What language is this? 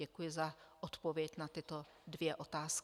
Czech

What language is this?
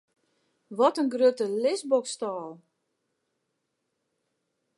Western Frisian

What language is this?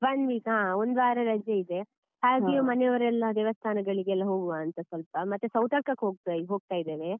Kannada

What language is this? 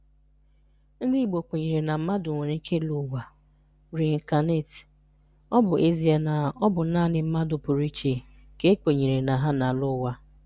Igbo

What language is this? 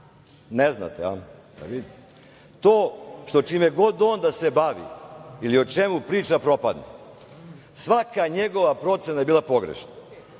Serbian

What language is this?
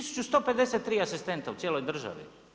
Croatian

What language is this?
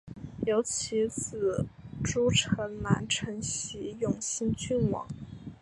Chinese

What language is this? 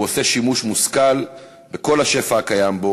Hebrew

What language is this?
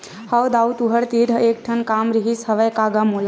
Chhattisgarhi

